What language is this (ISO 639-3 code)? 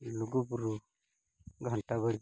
sat